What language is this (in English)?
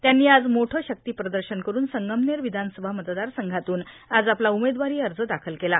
Marathi